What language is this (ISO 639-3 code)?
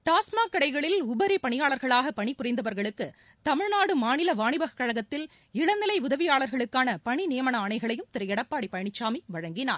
tam